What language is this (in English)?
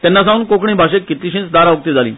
Konkani